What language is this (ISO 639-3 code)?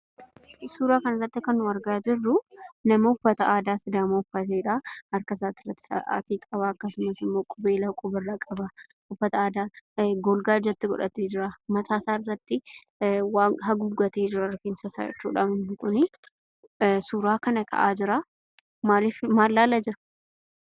orm